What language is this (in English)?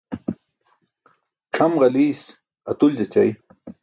Burushaski